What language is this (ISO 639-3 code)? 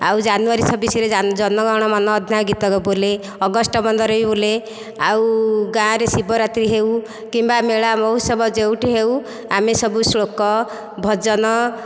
ori